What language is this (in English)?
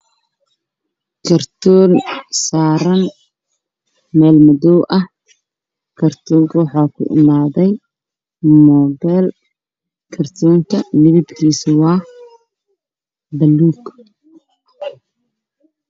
Somali